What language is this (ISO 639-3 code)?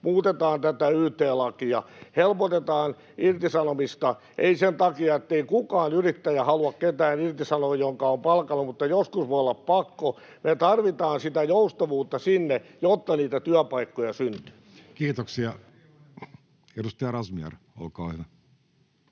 fin